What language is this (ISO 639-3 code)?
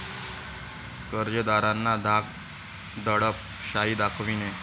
mar